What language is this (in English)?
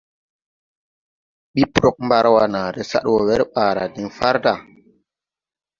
Tupuri